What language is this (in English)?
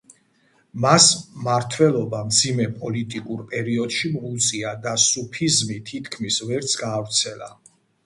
Georgian